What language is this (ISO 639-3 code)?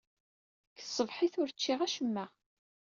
kab